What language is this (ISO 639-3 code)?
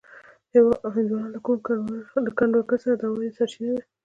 pus